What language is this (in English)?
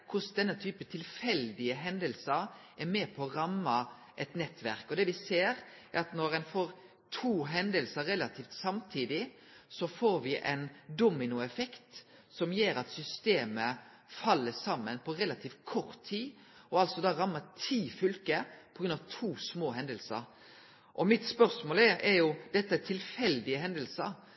Norwegian Nynorsk